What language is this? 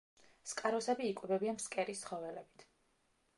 Georgian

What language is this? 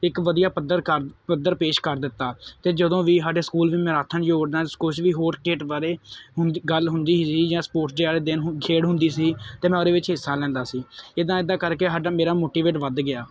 Punjabi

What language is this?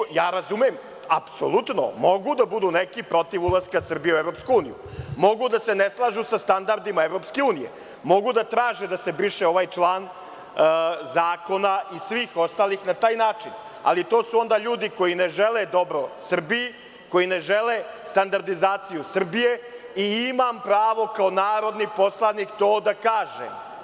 Serbian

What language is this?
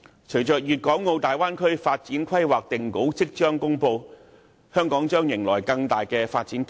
Cantonese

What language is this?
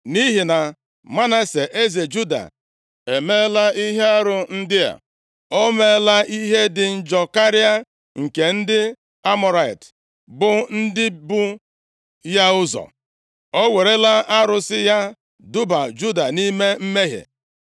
Igbo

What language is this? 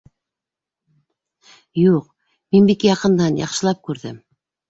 Bashkir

